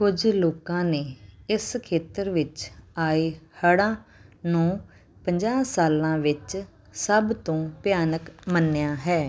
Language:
Punjabi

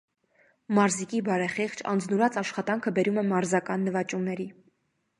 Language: Armenian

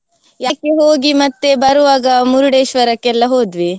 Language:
Kannada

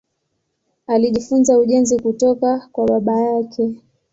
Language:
Swahili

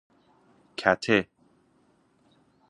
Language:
Persian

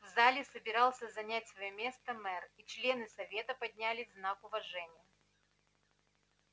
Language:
Russian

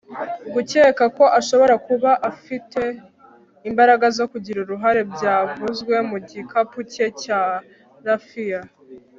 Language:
Kinyarwanda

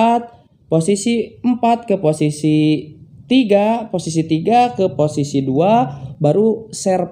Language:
Indonesian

